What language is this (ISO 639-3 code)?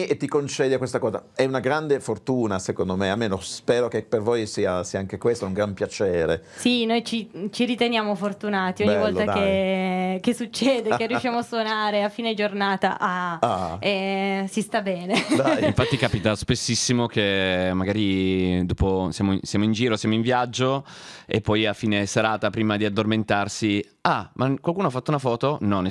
ita